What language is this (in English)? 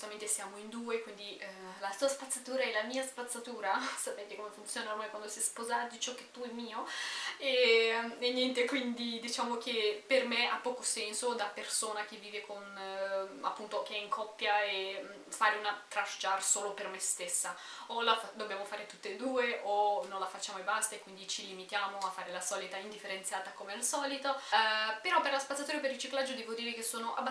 Italian